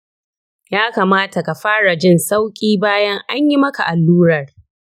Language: Hausa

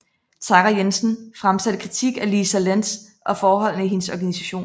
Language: Danish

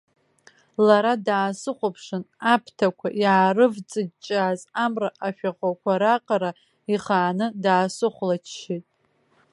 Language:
Abkhazian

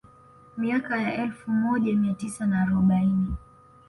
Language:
Swahili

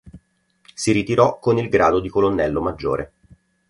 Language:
Italian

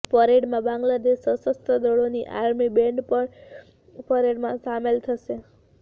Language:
Gujarati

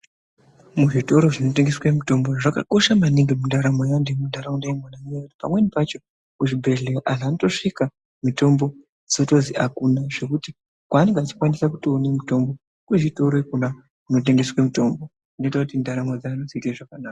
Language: Ndau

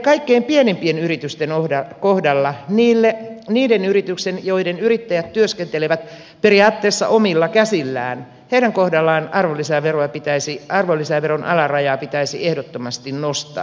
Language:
Finnish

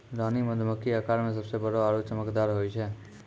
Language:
Maithili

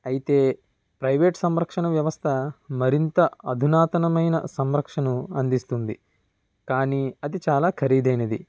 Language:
Telugu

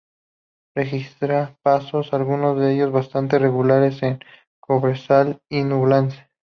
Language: Spanish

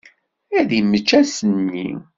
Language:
Kabyle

